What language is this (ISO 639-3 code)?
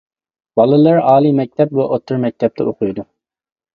uig